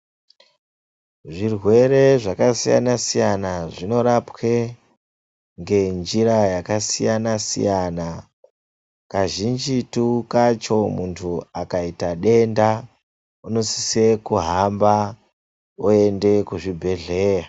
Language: Ndau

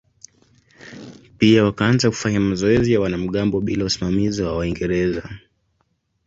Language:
Swahili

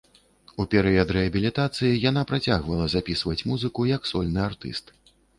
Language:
Belarusian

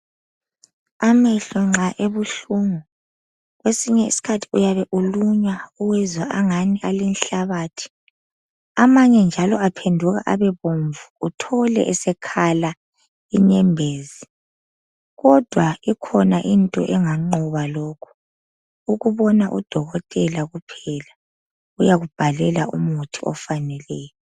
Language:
North Ndebele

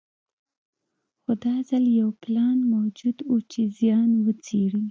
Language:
Pashto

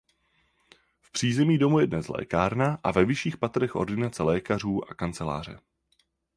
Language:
Czech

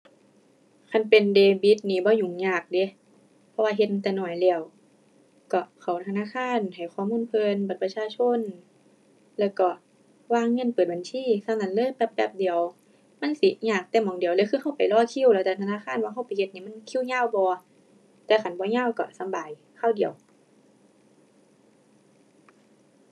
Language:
Thai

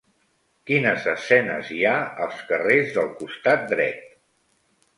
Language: Catalan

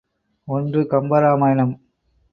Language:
Tamil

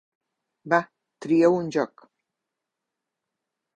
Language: Catalan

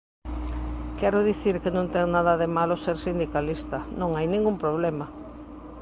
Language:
Galician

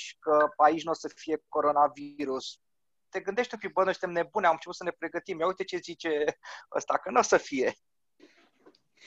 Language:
Romanian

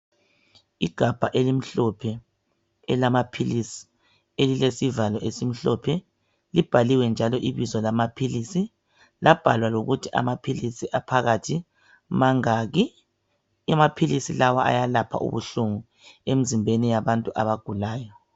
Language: North Ndebele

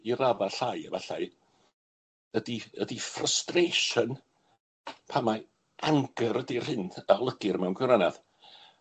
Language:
Welsh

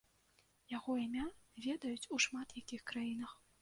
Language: Belarusian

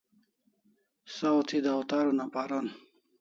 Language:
Kalasha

